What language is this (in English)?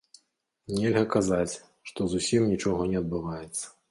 Belarusian